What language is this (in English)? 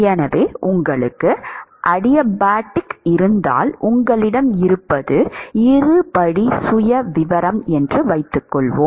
Tamil